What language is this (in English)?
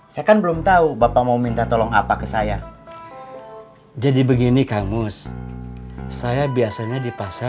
Indonesian